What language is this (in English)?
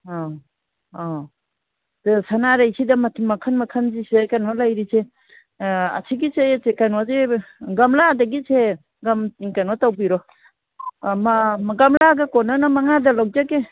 Manipuri